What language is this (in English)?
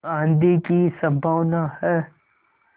Hindi